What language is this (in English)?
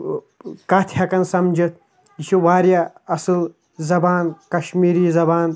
Kashmiri